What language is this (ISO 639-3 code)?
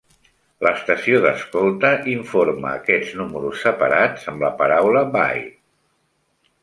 cat